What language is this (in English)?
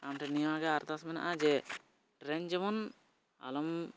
Santali